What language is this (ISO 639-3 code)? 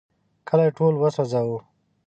pus